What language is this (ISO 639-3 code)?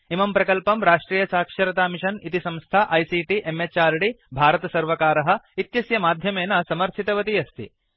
san